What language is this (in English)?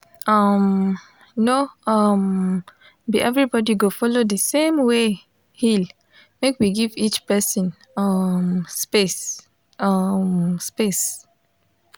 Nigerian Pidgin